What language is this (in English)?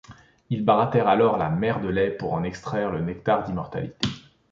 French